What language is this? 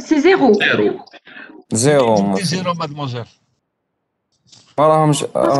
French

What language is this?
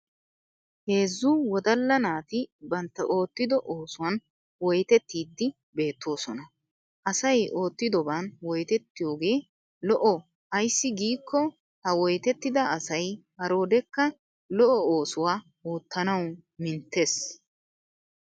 Wolaytta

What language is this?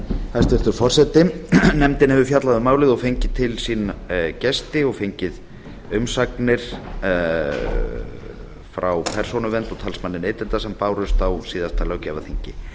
Icelandic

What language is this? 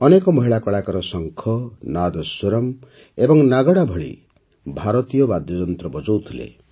Odia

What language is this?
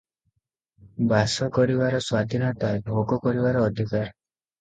Odia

